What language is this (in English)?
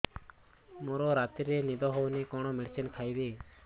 Odia